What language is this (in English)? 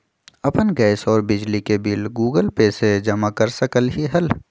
Magahi